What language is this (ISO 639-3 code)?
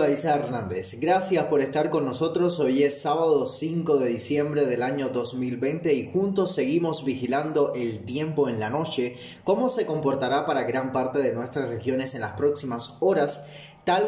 spa